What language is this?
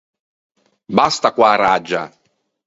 Ligurian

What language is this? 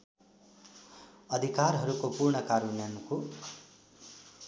Nepali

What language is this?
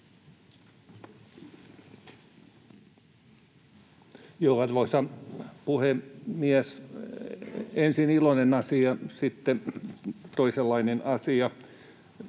Finnish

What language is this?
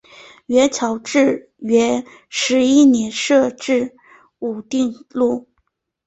Chinese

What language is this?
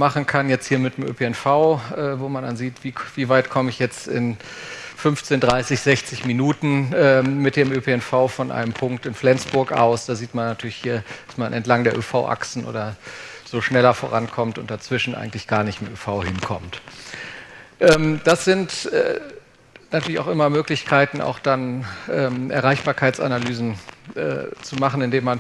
German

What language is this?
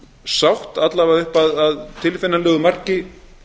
Icelandic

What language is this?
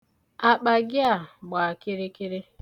Igbo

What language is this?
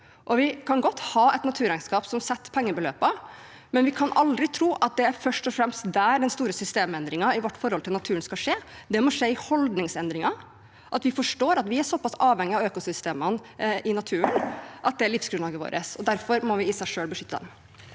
Norwegian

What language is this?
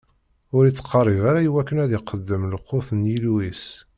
Kabyle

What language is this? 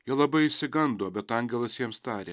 Lithuanian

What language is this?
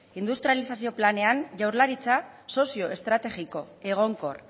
Basque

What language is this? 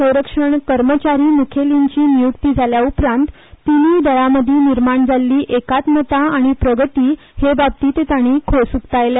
Konkani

